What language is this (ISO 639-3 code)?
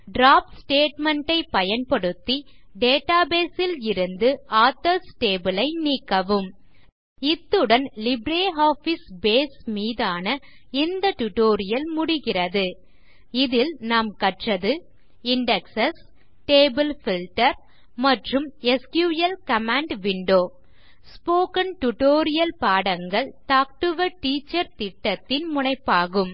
tam